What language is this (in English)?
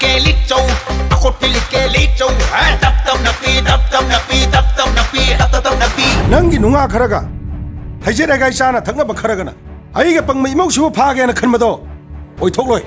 Thai